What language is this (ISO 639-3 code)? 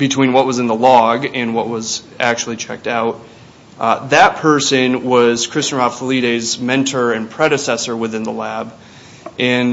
eng